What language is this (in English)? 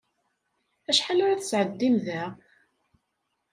Kabyle